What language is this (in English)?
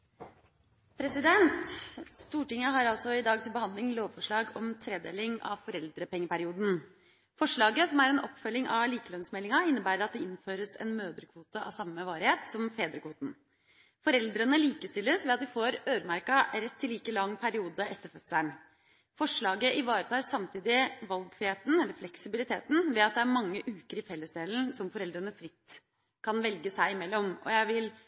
Norwegian